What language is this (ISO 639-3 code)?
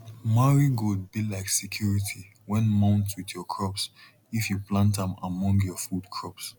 pcm